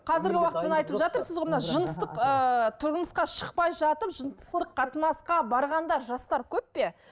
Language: Kazakh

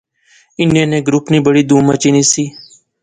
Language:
Pahari-Potwari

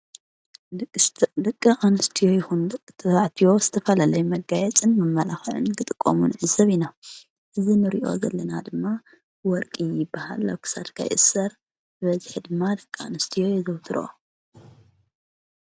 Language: Tigrinya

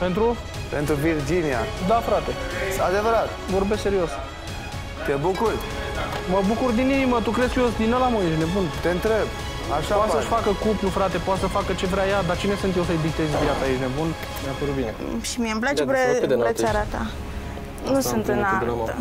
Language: Romanian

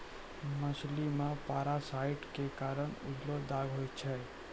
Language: Maithili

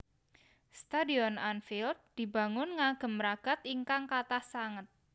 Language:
Javanese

